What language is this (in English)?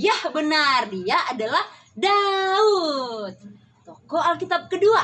Indonesian